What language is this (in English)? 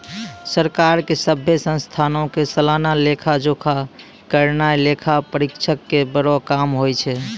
Maithili